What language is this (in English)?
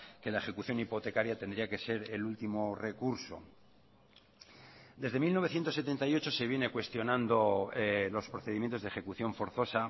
Spanish